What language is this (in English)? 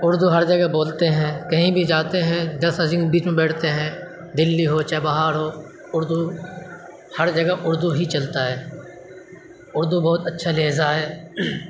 Urdu